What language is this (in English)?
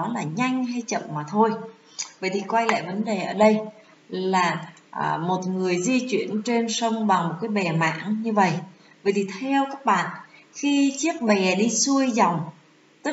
Vietnamese